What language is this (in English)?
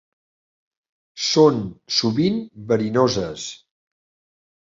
Catalan